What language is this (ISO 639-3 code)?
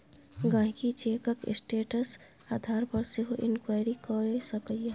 mai